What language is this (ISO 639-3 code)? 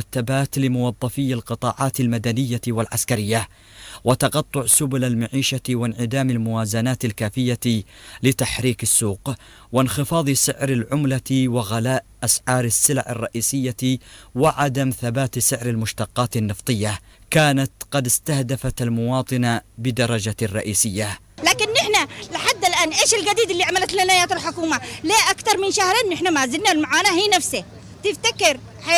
ara